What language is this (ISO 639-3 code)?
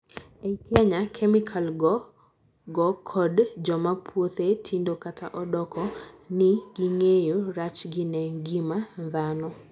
luo